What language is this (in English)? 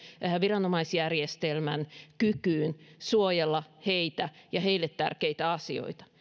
Finnish